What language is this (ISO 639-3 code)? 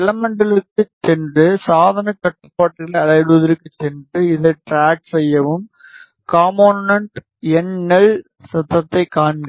tam